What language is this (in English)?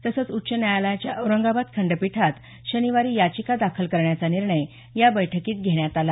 Marathi